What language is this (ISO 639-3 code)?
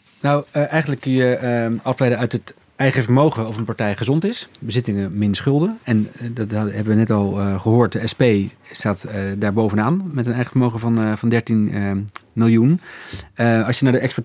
nld